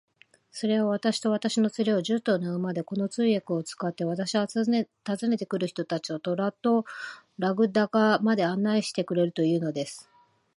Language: Japanese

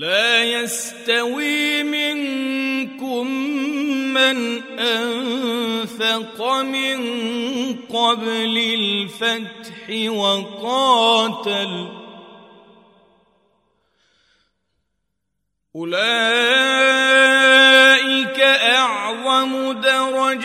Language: Arabic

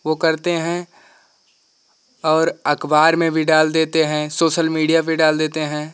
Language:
Hindi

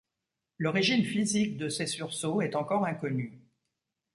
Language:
French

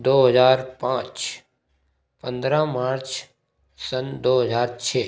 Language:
Hindi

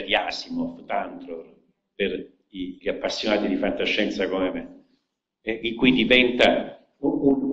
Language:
Italian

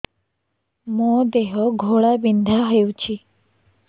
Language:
Odia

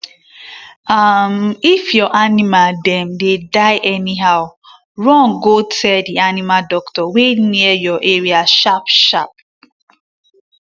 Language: Nigerian Pidgin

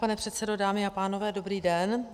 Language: Czech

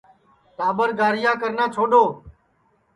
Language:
Sansi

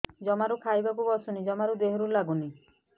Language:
Odia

